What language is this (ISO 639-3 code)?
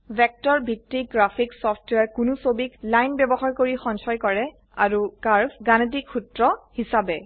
asm